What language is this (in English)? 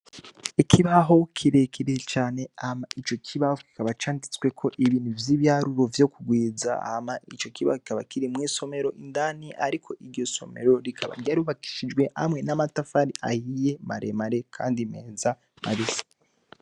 Rundi